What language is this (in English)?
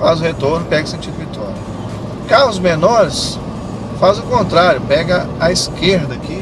Portuguese